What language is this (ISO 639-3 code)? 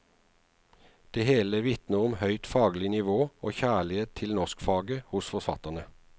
nor